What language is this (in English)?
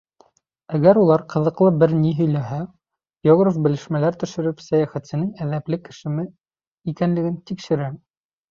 Bashkir